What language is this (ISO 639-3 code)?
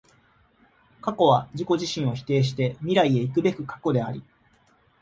jpn